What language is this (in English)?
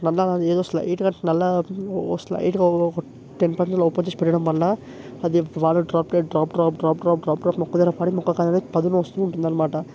Telugu